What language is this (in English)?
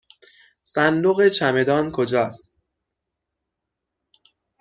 Persian